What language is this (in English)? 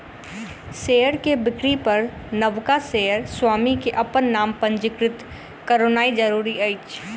Maithili